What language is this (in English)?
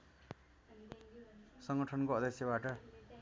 Nepali